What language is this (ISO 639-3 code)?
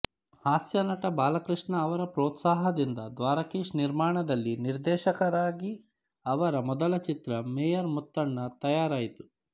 kan